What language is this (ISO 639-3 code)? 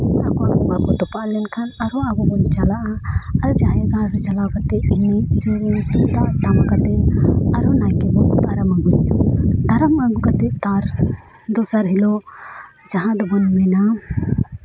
sat